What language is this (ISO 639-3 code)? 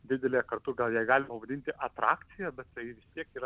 lit